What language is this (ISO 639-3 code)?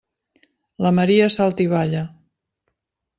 cat